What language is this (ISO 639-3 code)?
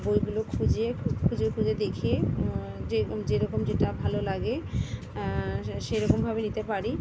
ben